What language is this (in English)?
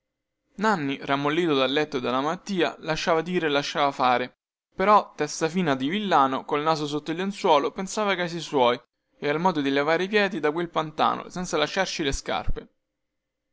Italian